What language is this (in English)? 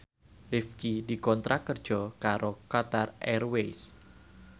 Javanese